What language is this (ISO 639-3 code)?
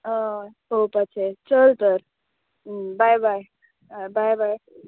kok